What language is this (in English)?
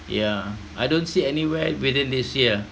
English